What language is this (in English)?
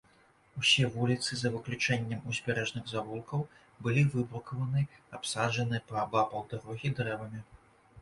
Belarusian